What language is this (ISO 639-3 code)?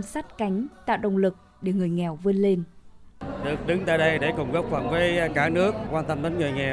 vie